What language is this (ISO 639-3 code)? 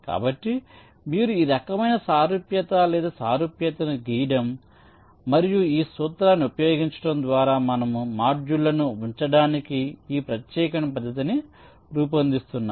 tel